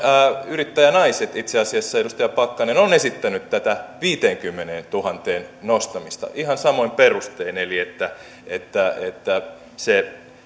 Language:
Finnish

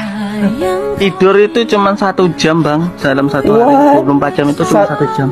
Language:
Indonesian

